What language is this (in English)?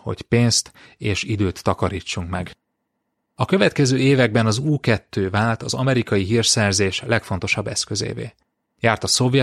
Hungarian